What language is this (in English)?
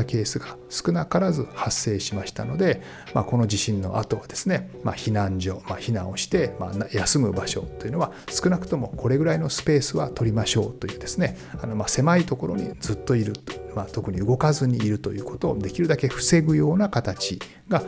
Japanese